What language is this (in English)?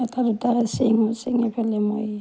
Assamese